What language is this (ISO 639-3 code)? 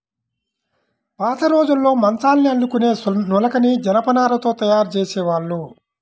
tel